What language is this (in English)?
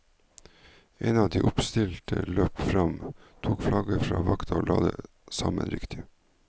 Norwegian